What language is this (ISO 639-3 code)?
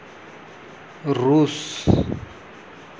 sat